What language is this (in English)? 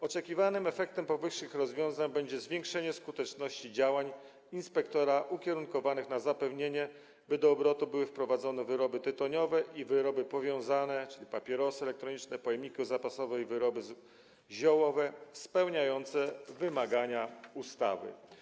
Polish